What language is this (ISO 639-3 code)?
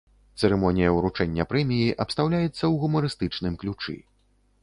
bel